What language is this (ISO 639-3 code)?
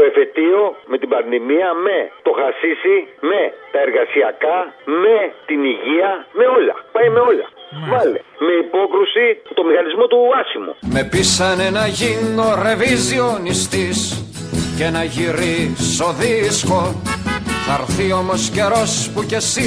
ell